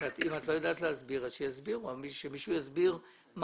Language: Hebrew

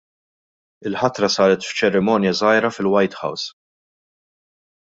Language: Maltese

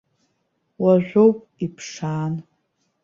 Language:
Abkhazian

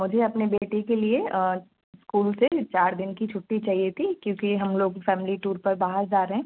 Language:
Hindi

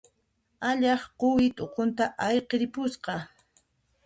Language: Puno Quechua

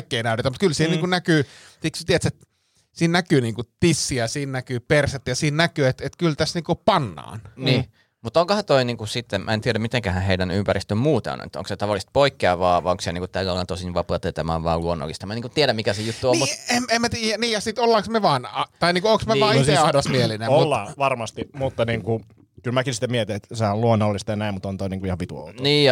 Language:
Finnish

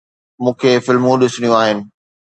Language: Sindhi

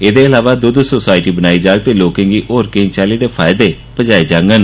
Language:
Dogri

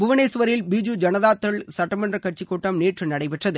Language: Tamil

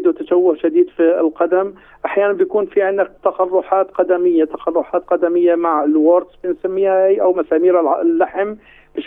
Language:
Arabic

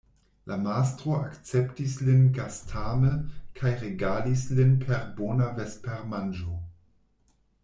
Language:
Esperanto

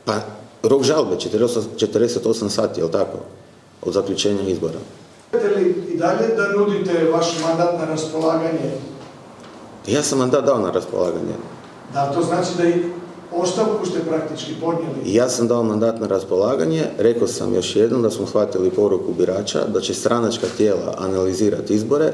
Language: Croatian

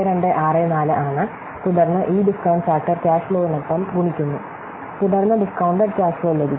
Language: Malayalam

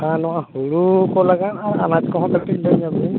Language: Santali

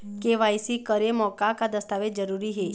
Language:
Chhattisgarhi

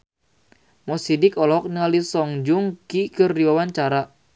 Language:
Sundanese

